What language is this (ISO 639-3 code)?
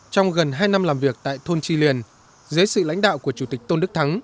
vie